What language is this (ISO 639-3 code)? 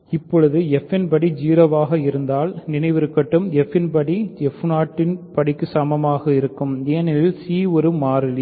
tam